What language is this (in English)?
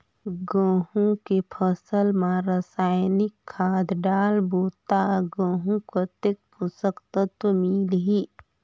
Chhattisgarhi